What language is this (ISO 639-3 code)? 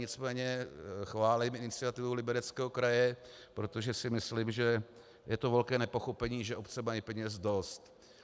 ces